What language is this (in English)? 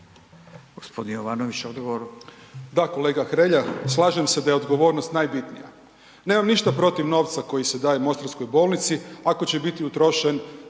Croatian